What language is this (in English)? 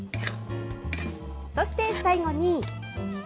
Japanese